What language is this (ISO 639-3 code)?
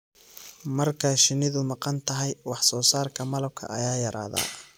som